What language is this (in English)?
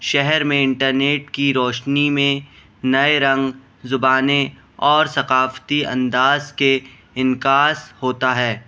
Urdu